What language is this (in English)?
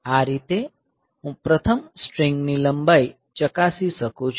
Gujarati